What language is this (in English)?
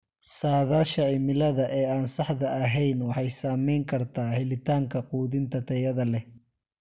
Somali